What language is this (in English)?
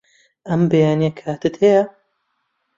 Central Kurdish